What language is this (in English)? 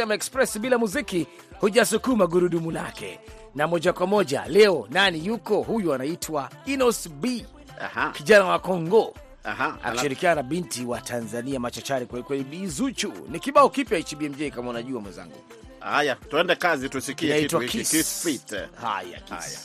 Swahili